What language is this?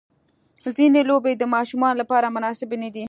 Pashto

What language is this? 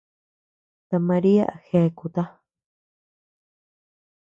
Tepeuxila Cuicatec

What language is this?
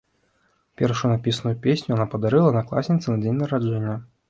Belarusian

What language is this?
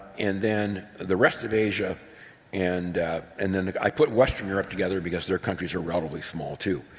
English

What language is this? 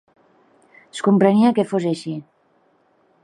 Catalan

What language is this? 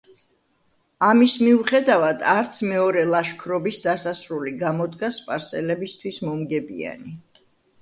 Georgian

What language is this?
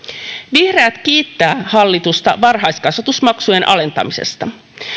Finnish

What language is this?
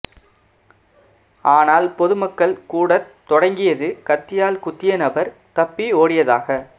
Tamil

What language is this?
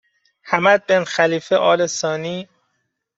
Persian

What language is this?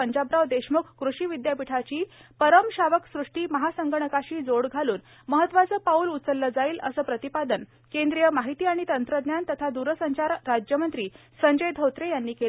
Marathi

